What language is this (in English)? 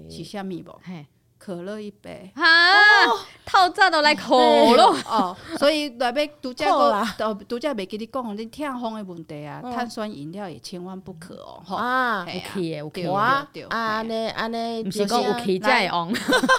Chinese